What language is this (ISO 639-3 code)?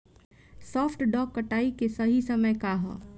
bho